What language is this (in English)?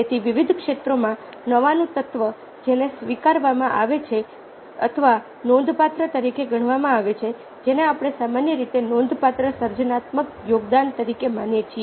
Gujarati